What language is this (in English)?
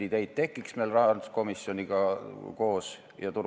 Estonian